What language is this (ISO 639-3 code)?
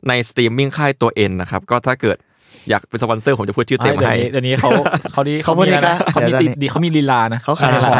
tha